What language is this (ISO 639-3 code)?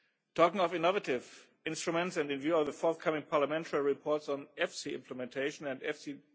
eng